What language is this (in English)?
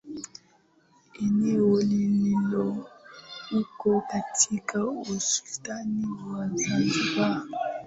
Swahili